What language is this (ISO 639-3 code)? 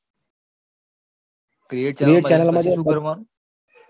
guj